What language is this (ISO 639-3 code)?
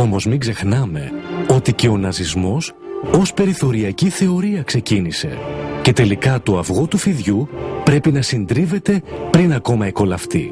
ell